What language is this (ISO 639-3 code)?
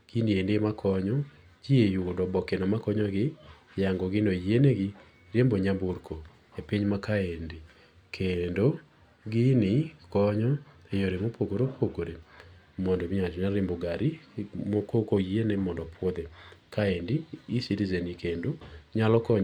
luo